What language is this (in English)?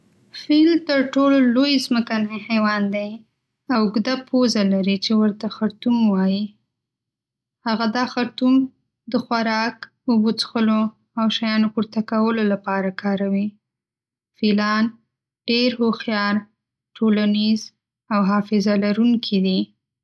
Pashto